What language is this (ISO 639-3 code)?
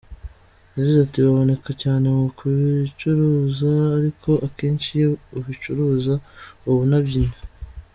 kin